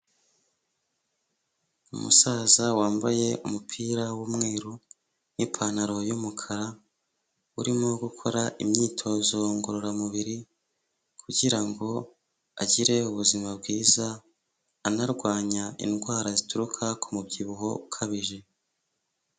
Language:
Kinyarwanda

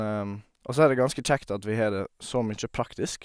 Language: Norwegian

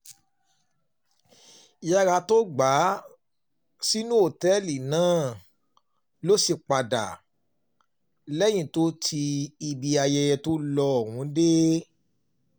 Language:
Yoruba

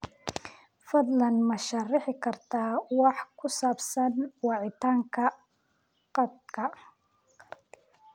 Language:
Somali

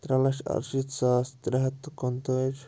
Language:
Kashmiri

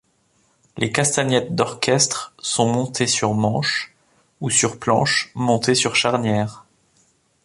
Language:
French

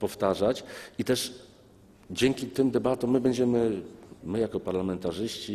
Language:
Polish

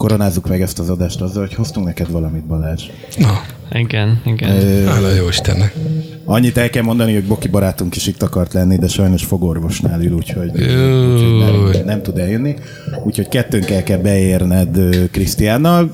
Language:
Hungarian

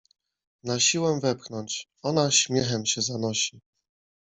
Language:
Polish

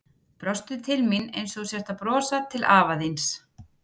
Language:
Icelandic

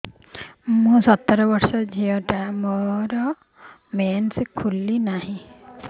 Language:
Odia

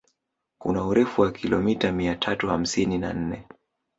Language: Swahili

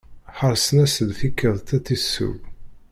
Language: Kabyle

